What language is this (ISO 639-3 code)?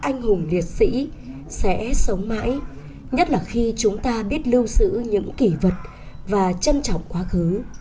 vie